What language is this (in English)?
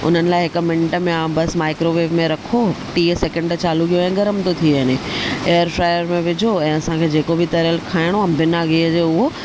Sindhi